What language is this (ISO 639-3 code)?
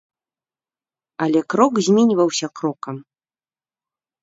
bel